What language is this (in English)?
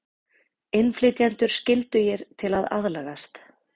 Icelandic